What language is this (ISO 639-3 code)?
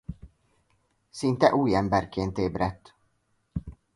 hun